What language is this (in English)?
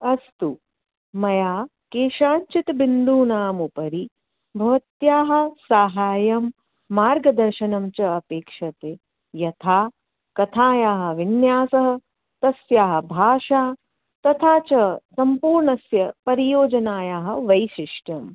Sanskrit